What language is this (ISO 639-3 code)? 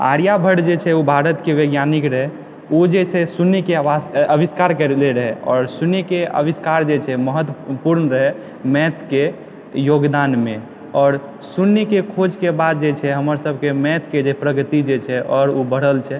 mai